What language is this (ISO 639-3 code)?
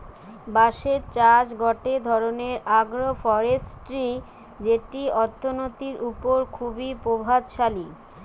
ben